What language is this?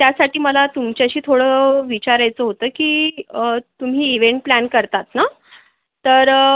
Marathi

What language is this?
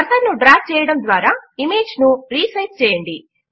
Telugu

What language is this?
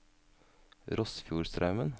Norwegian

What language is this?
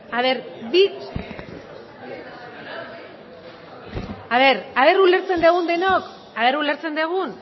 Basque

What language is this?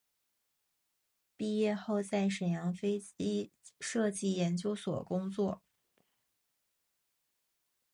Chinese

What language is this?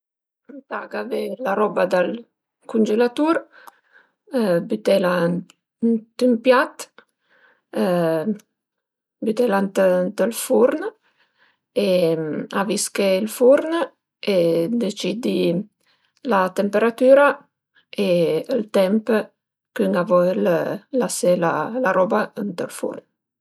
Piedmontese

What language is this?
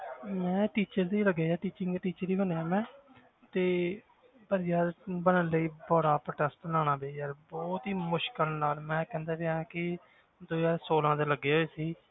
Punjabi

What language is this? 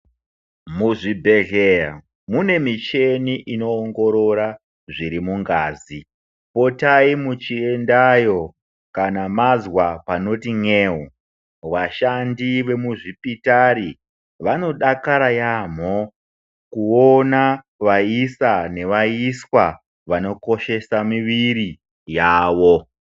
Ndau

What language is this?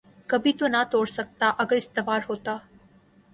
Urdu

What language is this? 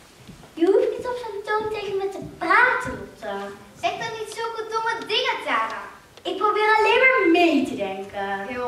Dutch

